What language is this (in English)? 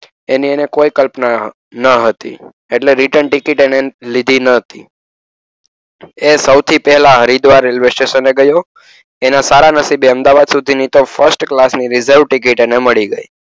Gujarati